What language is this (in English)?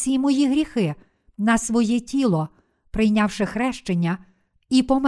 Ukrainian